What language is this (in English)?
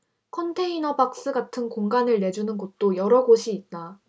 Korean